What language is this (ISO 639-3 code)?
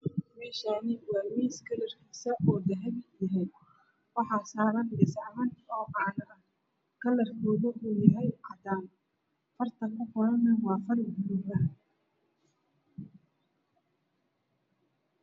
som